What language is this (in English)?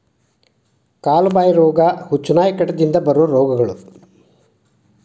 Kannada